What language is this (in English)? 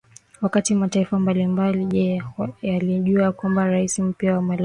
Swahili